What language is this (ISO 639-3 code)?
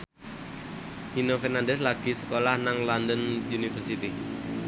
jav